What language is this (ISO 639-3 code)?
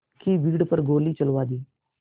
hin